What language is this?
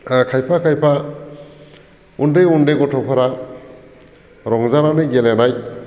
Bodo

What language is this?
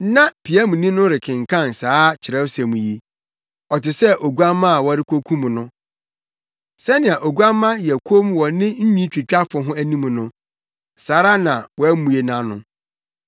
Akan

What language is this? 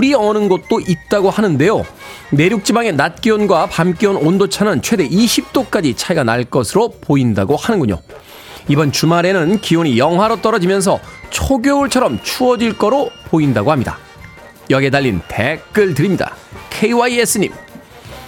Korean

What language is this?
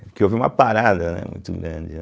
Portuguese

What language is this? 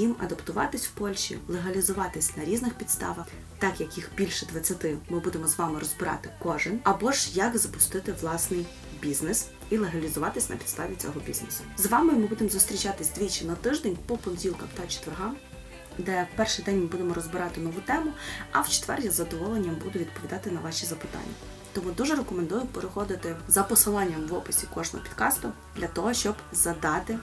Ukrainian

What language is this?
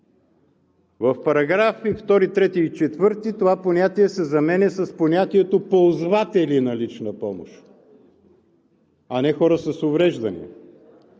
Bulgarian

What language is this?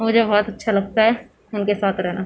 Urdu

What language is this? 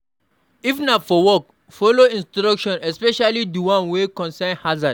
Nigerian Pidgin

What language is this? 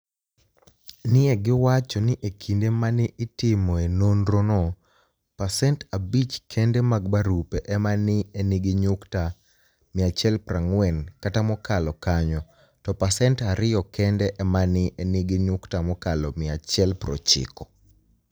Luo (Kenya and Tanzania)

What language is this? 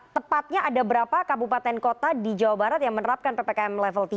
Indonesian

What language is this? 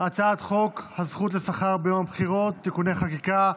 Hebrew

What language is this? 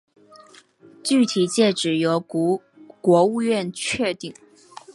Chinese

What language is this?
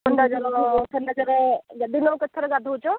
Odia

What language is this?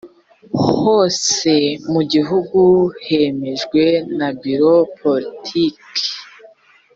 Kinyarwanda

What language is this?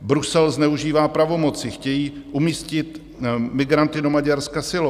Czech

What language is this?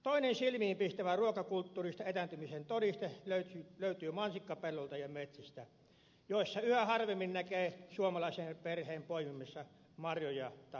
Finnish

